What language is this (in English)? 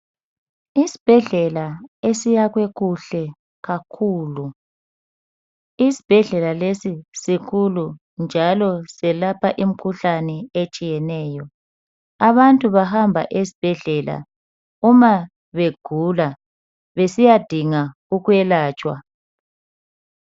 North Ndebele